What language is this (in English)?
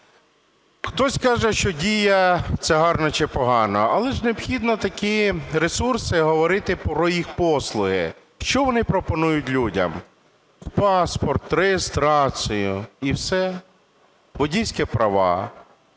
Ukrainian